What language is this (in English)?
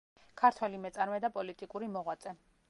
Georgian